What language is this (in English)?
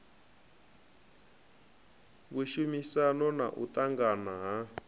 Venda